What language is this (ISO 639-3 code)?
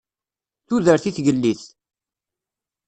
kab